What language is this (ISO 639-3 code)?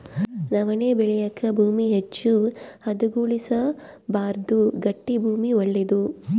kan